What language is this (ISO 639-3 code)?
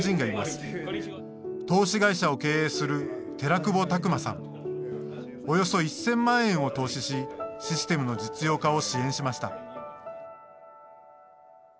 jpn